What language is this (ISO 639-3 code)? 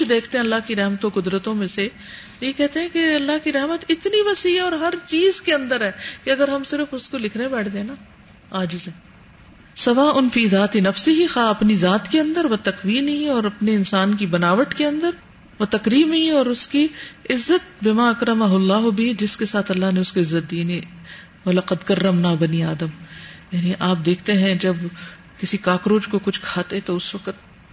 urd